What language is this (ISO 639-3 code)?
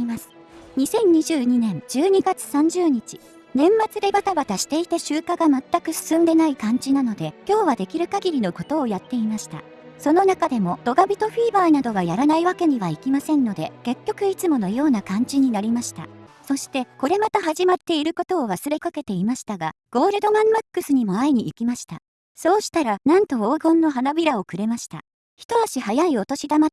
jpn